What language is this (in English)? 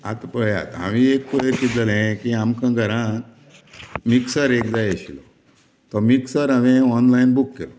Konkani